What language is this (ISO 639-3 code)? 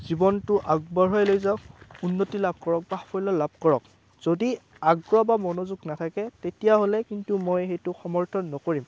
asm